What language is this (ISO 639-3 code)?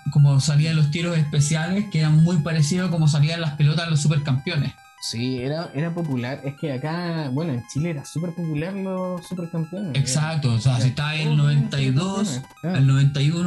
spa